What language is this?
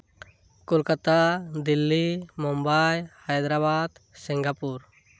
Santali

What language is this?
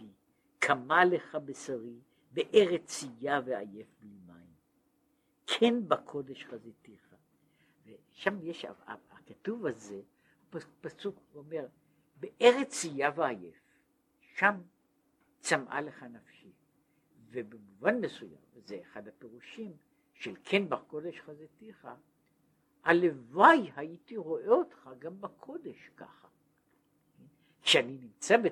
Hebrew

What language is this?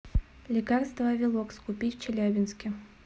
Russian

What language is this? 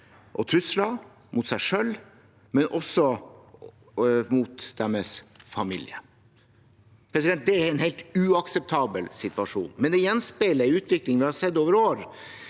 Norwegian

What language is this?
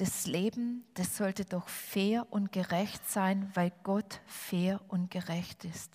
German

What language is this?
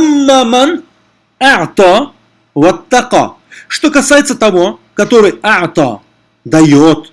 Russian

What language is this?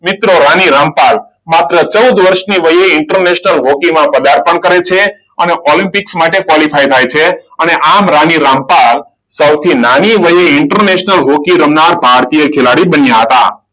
Gujarati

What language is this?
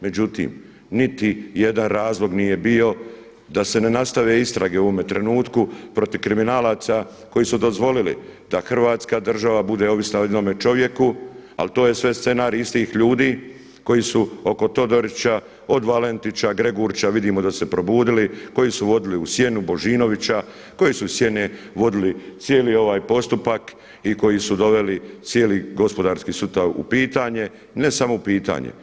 Croatian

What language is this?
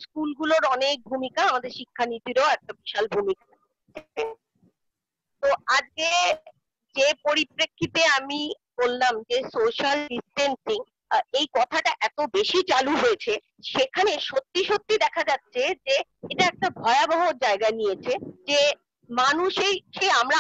Hindi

